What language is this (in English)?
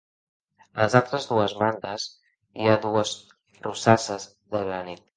Catalan